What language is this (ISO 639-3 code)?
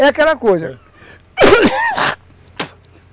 por